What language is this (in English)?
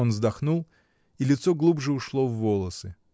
Russian